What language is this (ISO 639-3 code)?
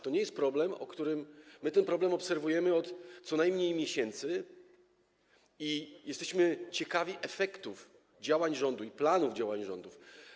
pol